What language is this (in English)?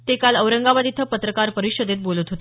Marathi